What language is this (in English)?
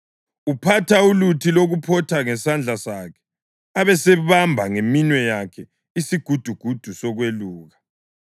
North Ndebele